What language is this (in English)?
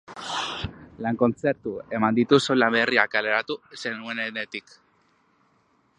Basque